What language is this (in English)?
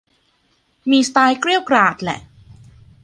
Thai